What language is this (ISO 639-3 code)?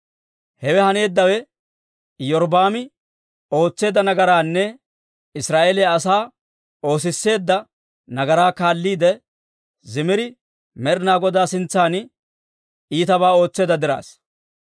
dwr